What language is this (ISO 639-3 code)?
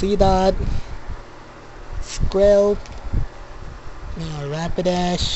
eng